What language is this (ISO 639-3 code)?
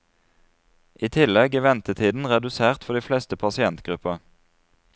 nor